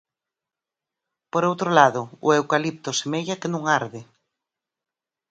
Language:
Galician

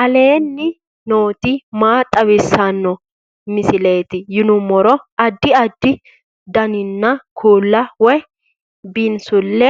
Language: Sidamo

